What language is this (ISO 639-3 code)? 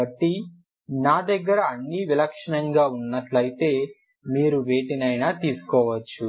tel